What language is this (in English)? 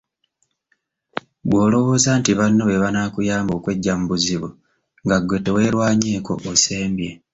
Ganda